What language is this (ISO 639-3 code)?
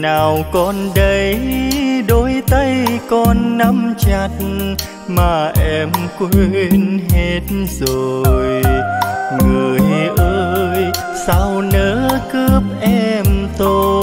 vie